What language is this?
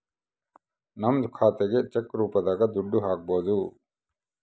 Kannada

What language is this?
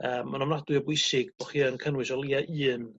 Welsh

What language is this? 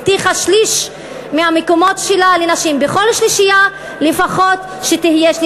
Hebrew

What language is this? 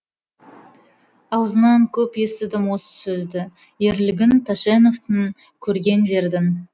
Kazakh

